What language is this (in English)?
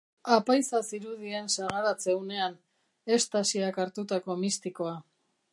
Basque